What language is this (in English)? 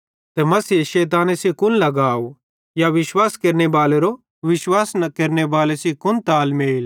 Bhadrawahi